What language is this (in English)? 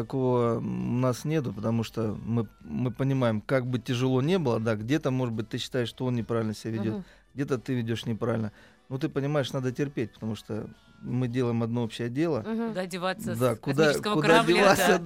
Russian